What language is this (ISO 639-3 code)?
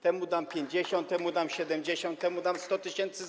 pol